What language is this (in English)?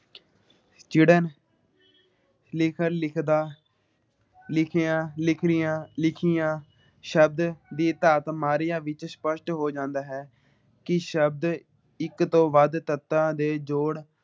Punjabi